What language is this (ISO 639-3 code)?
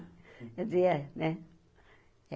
por